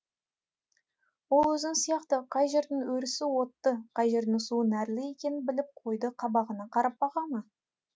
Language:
Kazakh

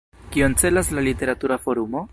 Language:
Esperanto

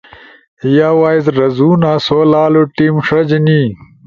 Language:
Ushojo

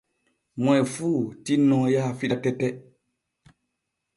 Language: Borgu Fulfulde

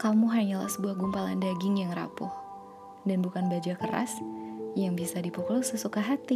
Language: Indonesian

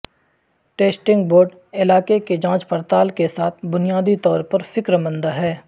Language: Urdu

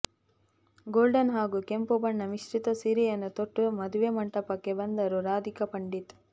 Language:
Kannada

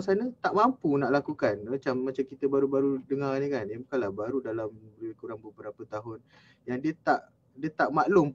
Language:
Malay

